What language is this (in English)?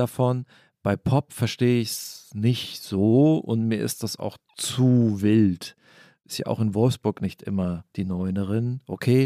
German